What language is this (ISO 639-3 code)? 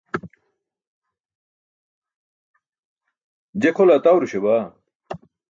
bsk